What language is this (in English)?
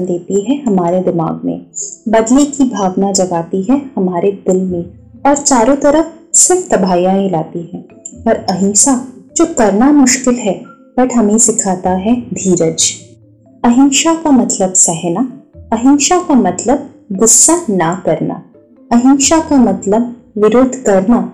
Hindi